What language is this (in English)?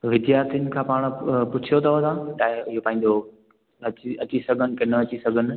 Sindhi